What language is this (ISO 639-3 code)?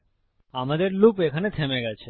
ben